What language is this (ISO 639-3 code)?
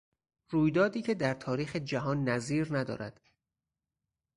fas